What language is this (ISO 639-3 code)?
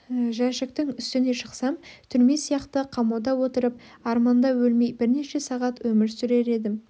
kaz